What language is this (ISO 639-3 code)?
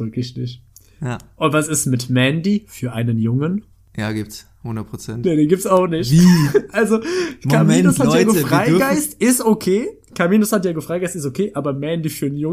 deu